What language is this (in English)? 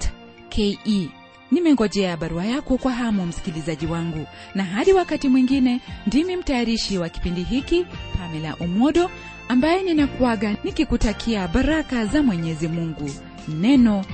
Swahili